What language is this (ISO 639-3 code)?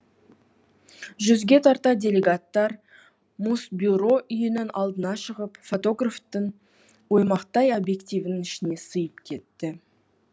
kaz